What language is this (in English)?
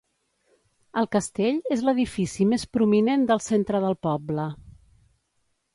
Catalan